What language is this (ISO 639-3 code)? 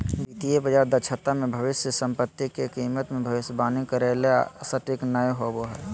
mag